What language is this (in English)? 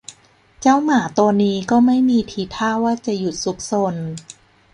Thai